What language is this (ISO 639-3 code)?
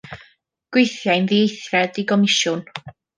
cym